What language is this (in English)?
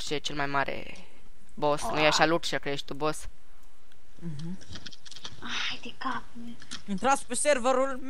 Romanian